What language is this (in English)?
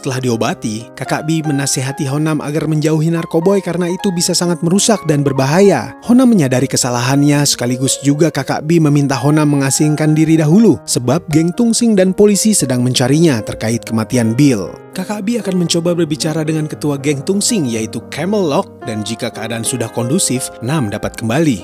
Indonesian